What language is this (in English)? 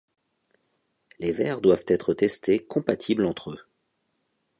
French